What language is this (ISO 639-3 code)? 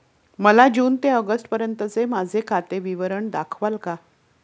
mar